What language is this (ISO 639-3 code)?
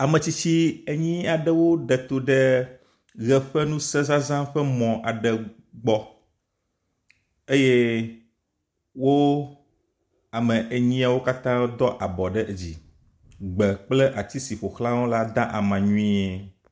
ewe